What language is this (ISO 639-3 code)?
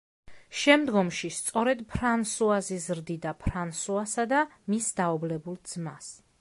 kat